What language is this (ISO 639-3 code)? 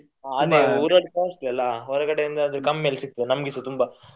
kan